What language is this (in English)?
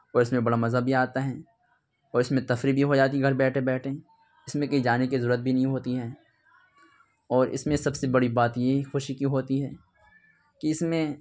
Urdu